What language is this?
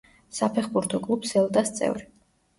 Georgian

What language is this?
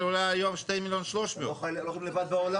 Hebrew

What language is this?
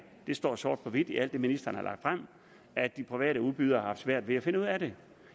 Danish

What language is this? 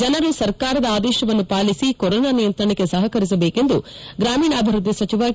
Kannada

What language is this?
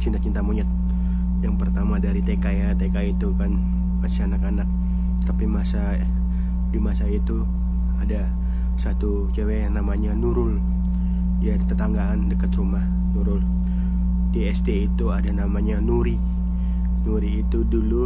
Indonesian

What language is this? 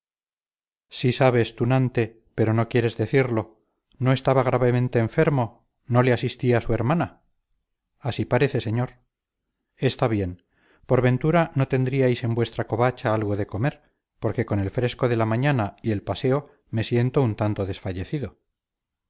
Spanish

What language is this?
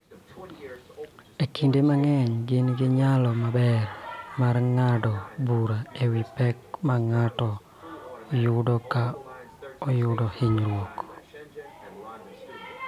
Luo (Kenya and Tanzania)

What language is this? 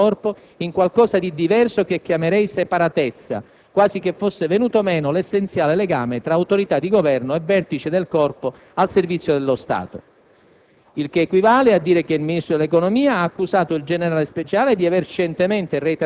Italian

